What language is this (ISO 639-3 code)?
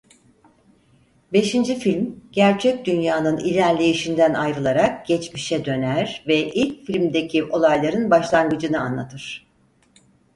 tur